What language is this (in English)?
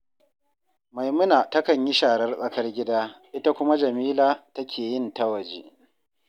Hausa